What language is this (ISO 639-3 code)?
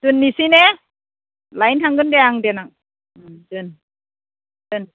brx